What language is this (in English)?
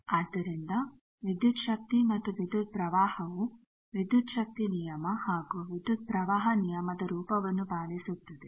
Kannada